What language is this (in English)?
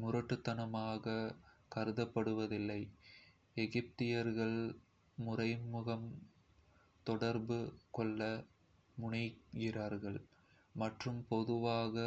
Kota (India)